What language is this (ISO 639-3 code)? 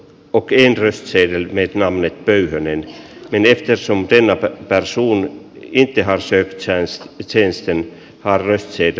fin